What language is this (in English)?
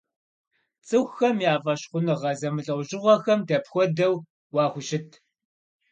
Kabardian